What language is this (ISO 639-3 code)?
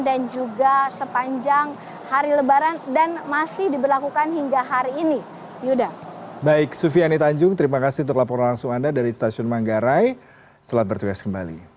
ind